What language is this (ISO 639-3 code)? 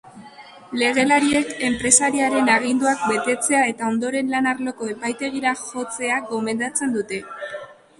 eus